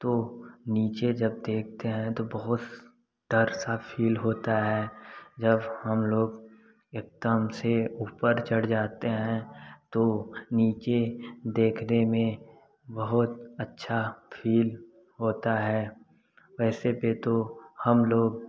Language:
Hindi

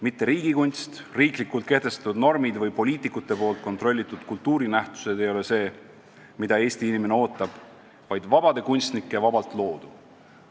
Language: Estonian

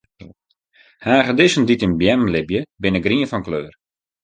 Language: Western Frisian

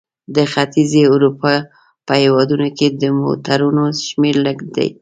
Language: Pashto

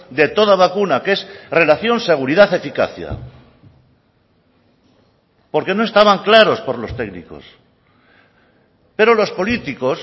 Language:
Spanish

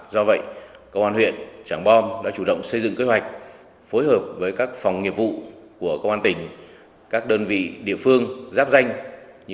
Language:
Vietnamese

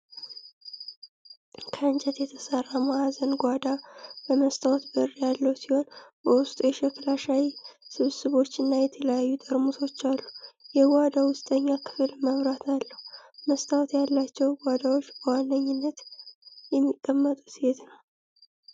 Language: Amharic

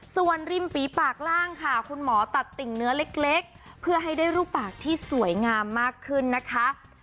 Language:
Thai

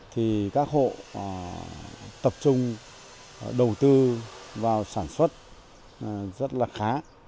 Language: Vietnamese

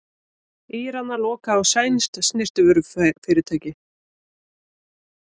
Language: Icelandic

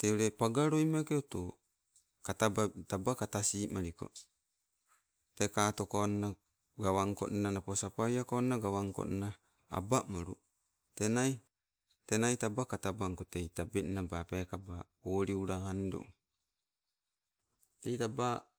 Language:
Sibe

